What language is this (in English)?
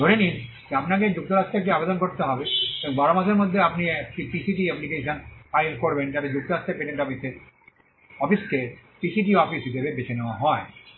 Bangla